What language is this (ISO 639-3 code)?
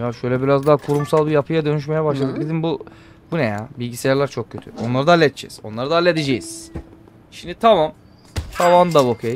tur